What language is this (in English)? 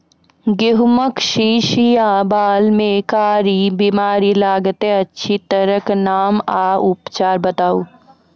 Maithili